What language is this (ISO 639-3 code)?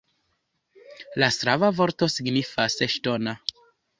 epo